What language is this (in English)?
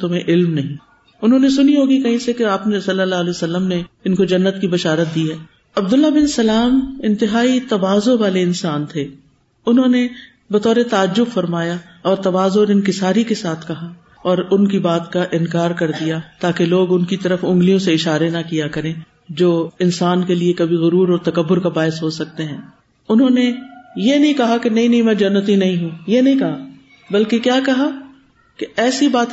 Urdu